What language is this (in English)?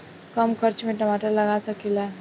Bhojpuri